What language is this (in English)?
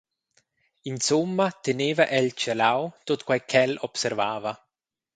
Romansh